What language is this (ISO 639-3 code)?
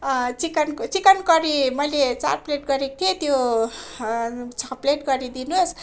nep